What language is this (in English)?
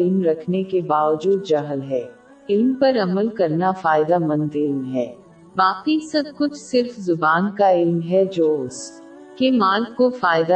Urdu